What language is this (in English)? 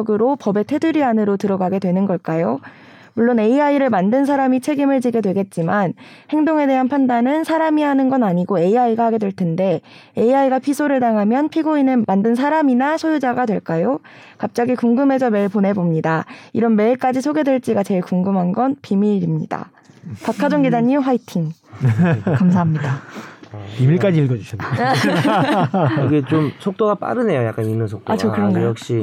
Korean